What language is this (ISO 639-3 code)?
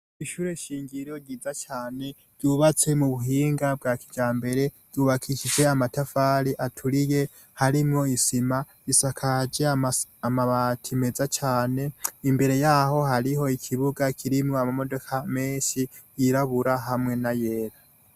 run